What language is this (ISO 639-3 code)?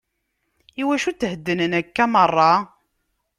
kab